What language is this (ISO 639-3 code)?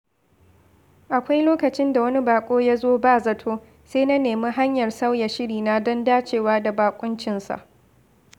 hau